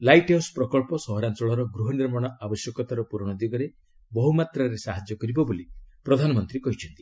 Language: Odia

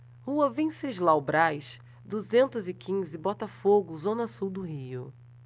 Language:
Portuguese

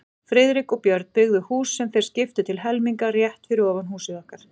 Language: Icelandic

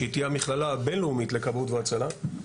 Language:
Hebrew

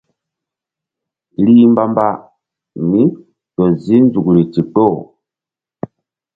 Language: Mbum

